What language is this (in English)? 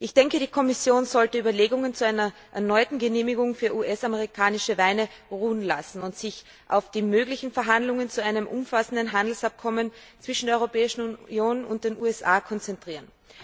German